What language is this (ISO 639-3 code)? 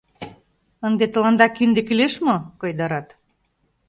chm